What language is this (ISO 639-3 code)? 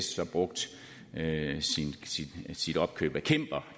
dan